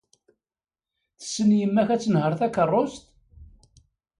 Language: Kabyle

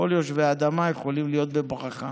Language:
Hebrew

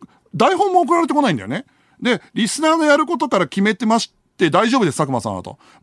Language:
Japanese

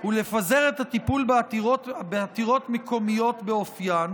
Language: Hebrew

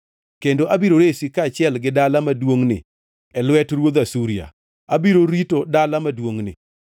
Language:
Luo (Kenya and Tanzania)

